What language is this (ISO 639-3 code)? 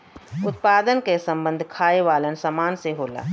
bho